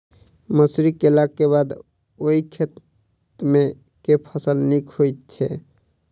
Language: Maithili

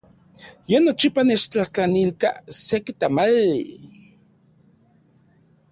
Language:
Central Puebla Nahuatl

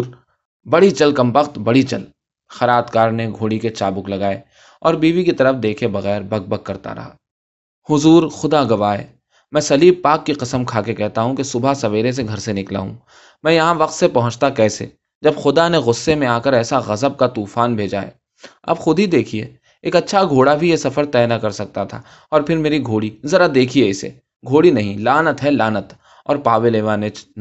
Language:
Urdu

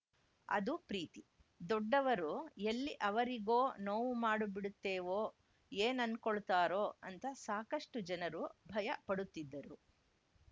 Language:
Kannada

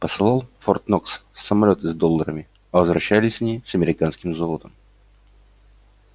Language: Russian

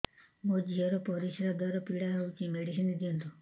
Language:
Odia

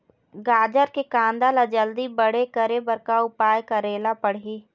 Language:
Chhattisgarhi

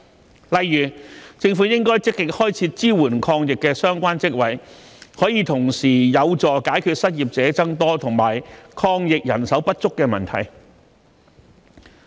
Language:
Cantonese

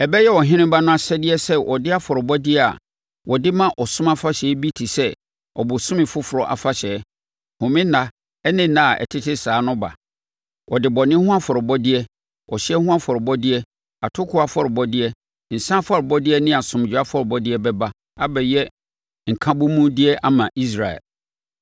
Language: Akan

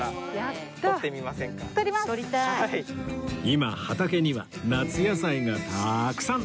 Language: Japanese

